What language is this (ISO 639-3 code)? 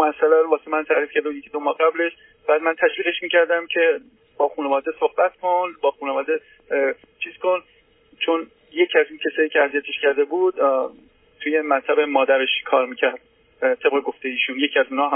fas